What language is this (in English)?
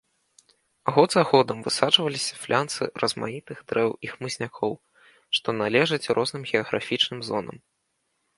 Belarusian